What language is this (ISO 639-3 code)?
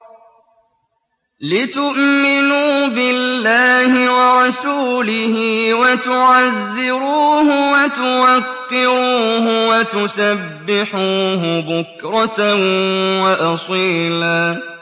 ara